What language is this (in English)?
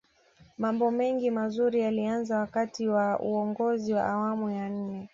Swahili